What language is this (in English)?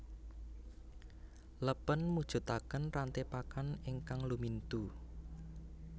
Javanese